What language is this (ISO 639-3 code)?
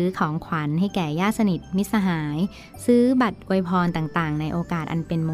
tha